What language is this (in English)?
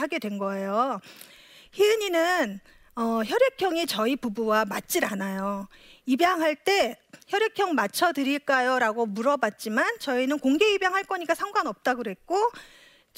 Korean